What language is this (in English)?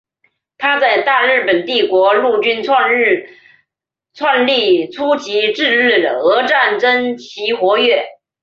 Chinese